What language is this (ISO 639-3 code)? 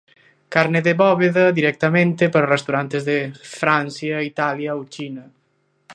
glg